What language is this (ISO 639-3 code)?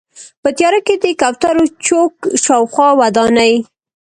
pus